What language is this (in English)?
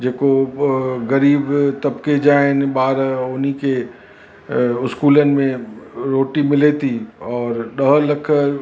Sindhi